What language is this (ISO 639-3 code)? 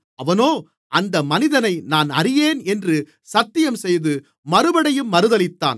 tam